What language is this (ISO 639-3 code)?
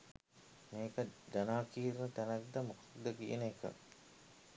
sin